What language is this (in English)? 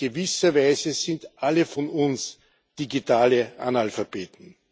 German